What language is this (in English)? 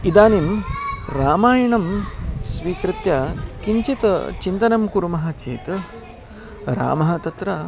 Sanskrit